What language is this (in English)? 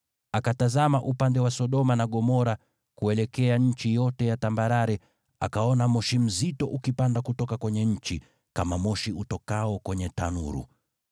Swahili